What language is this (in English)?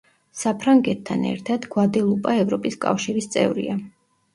Georgian